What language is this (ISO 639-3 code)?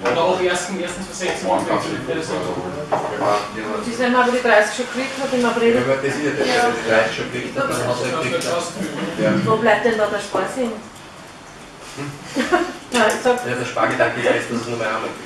deu